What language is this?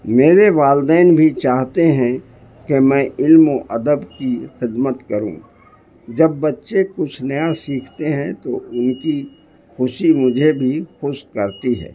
Urdu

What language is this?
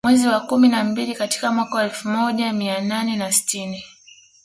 Swahili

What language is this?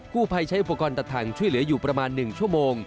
Thai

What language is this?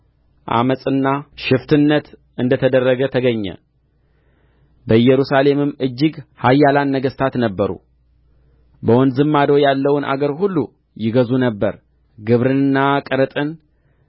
Amharic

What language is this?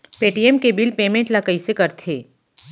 Chhattisgarhi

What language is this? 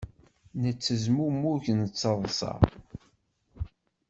Kabyle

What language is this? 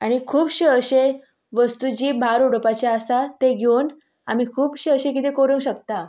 Konkani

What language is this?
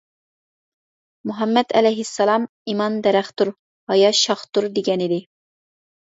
Uyghur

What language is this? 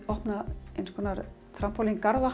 Icelandic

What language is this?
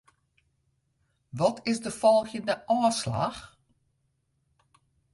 Western Frisian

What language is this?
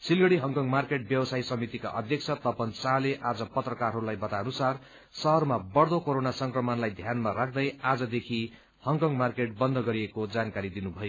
Nepali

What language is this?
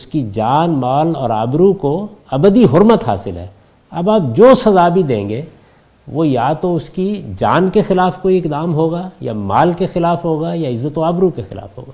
Urdu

